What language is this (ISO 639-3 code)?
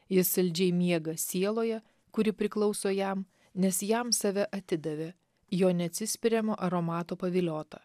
lit